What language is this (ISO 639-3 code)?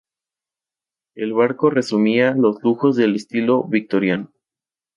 spa